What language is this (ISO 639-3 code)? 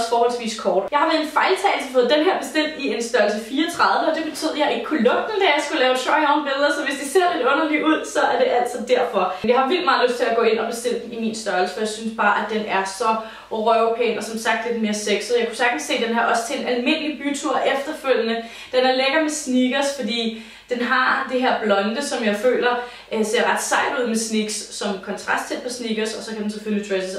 dan